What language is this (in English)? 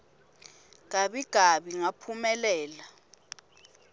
Swati